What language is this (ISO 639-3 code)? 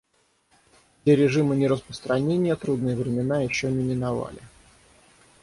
rus